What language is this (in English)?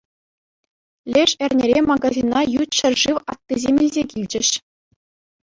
Chuvash